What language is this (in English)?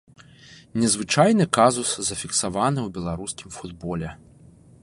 Belarusian